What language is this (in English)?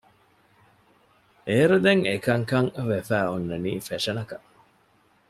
Divehi